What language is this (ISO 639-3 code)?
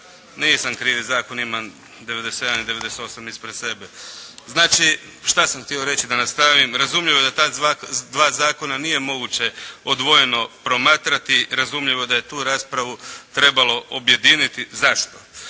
hrv